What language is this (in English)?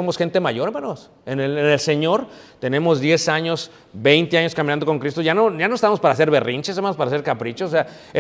Spanish